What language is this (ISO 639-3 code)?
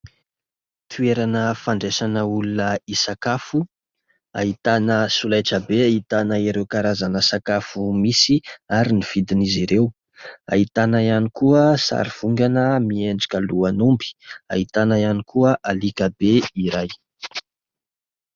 mlg